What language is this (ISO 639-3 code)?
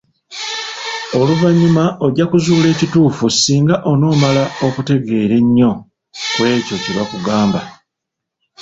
lug